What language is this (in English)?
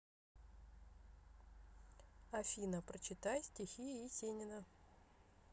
Russian